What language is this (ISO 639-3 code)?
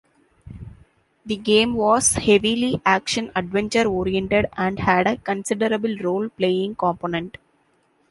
eng